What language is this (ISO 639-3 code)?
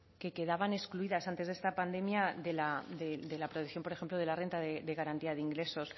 spa